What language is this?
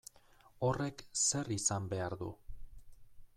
Basque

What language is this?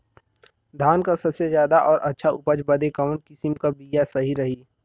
Bhojpuri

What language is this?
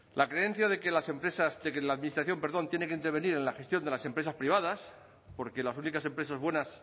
Spanish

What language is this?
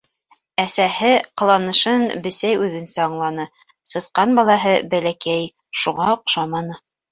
Bashkir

